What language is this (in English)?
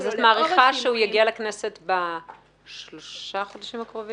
Hebrew